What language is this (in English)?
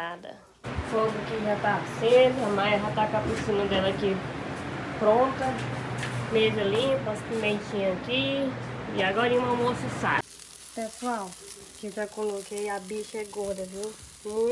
Portuguese